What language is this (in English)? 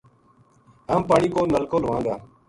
Gujari